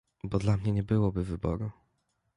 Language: Polish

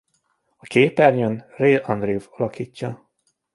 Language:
Hungarian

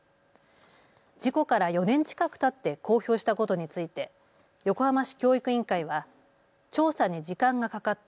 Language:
Japanese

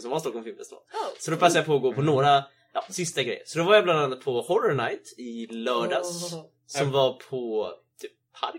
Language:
Swedish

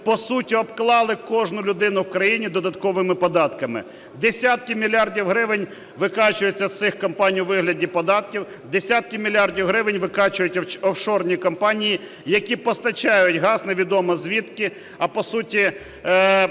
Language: Ukrainian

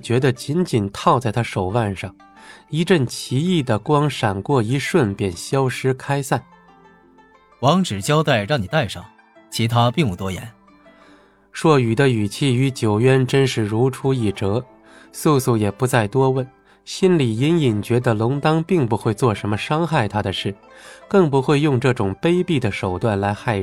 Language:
Chinese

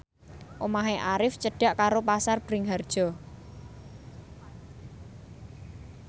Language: Javanese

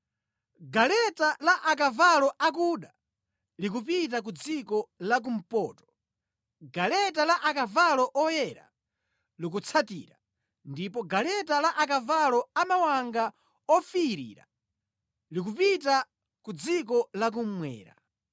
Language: Nyanja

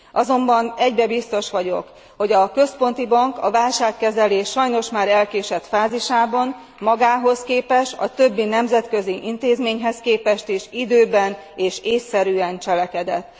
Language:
Hungarian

